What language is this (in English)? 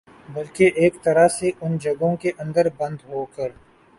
Urdu